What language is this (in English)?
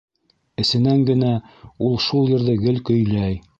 Bashkir